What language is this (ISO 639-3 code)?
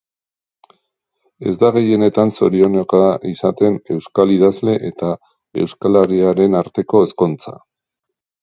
eus